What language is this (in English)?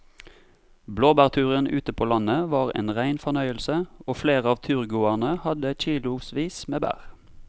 Norwegian